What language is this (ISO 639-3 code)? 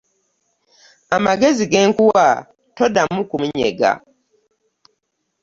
lug